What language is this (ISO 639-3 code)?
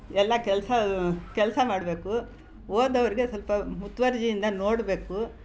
kan